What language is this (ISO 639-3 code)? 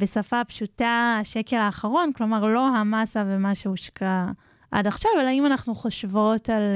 heb